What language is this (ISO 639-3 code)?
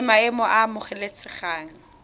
tsn